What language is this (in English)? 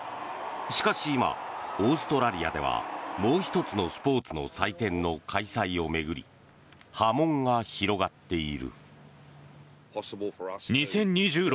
Japanese